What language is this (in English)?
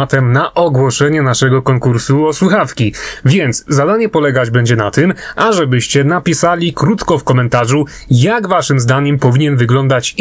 Polish